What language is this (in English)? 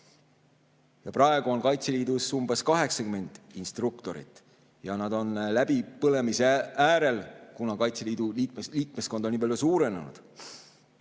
Estonian